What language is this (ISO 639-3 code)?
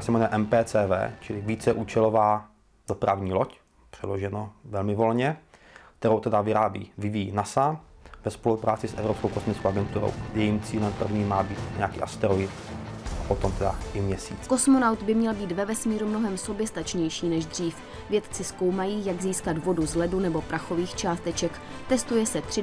ces